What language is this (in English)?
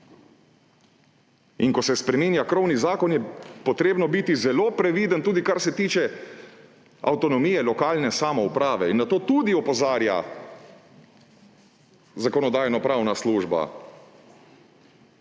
Slovenian